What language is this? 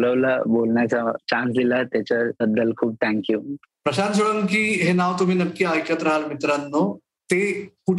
Marathi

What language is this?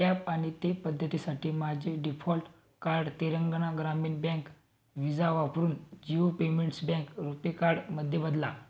Marathi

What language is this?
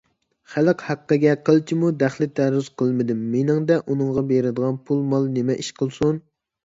Uyghur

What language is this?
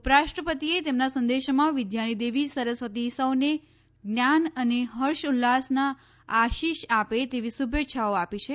Gujarati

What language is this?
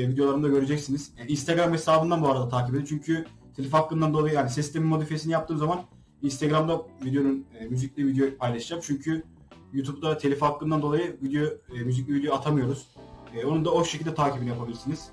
Turkish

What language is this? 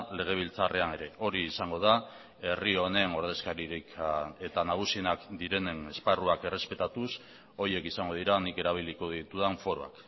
Basque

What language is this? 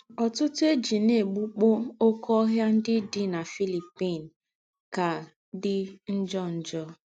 Igbo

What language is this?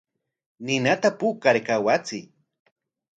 Corongo Ancash Quechua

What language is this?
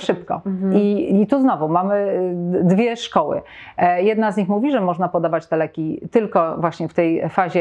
Polish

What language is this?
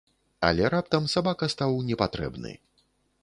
Belarusian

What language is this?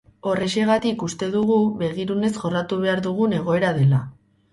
Basque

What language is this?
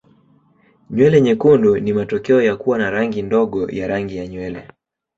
Swahili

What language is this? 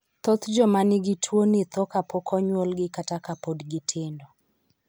Luo (Kenya and Tanzania)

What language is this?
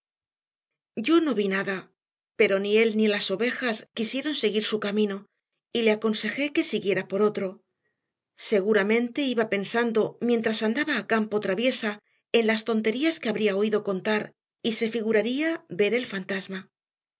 Spanish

